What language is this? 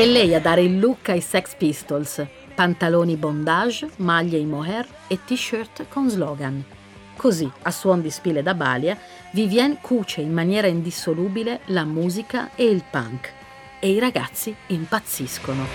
Italian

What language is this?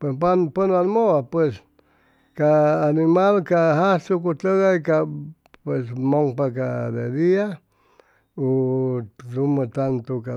Chimalapa Zoque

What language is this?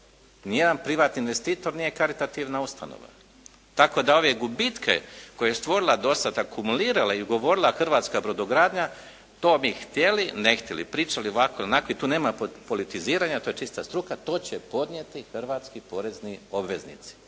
Croatian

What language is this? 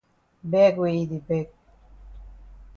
Cameroon Pidgin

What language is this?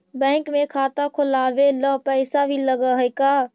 Magahi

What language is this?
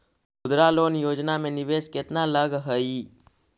Magahi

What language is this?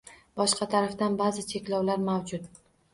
Uzbek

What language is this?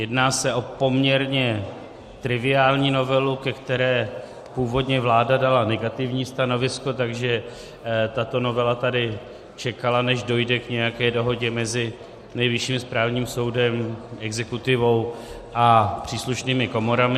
Czech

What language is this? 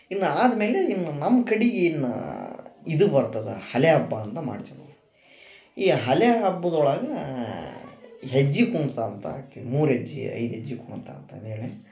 Kannada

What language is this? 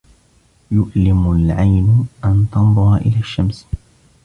Arabic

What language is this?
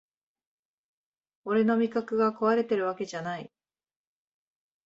Japanese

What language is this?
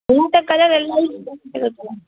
Sindhi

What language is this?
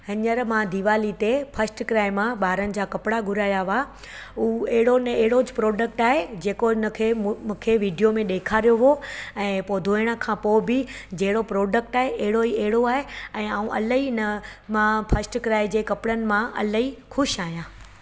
Sindhi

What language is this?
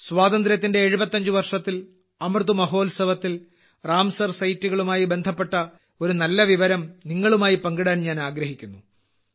Malayalam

